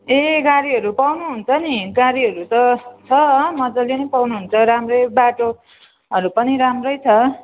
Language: Nepali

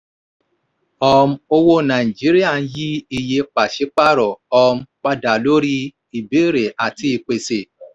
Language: Yoruba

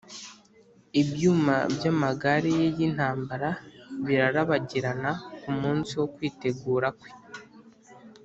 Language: Kinyarwanda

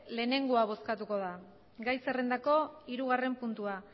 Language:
Basque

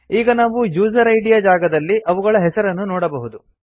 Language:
Kannada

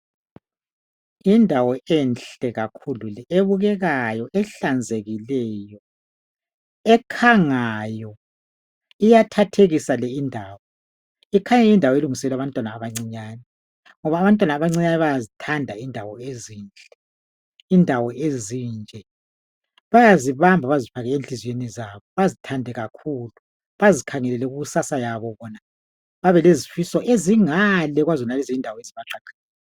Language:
North Ndebele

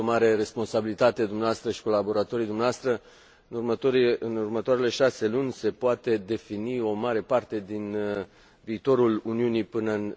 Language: Romanian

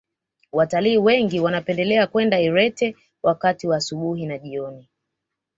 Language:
Swahili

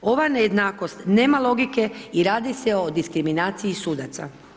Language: Croatian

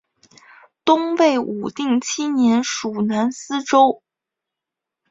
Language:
Chinese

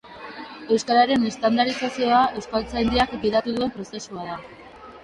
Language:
Basque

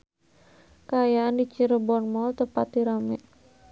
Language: Sundanese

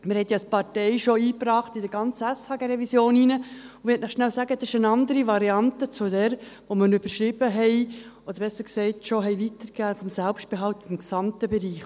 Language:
Swiss German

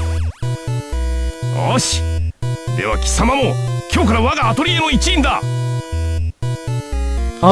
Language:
Indonesian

